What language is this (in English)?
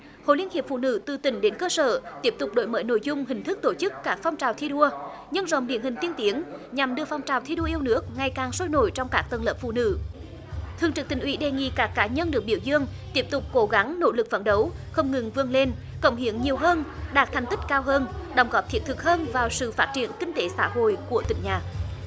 Vietnamese